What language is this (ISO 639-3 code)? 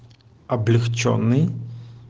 rus